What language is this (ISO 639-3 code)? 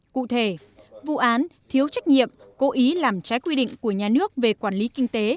vie